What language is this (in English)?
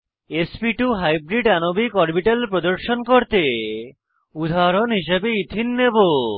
Bangla